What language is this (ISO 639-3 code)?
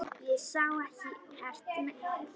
isl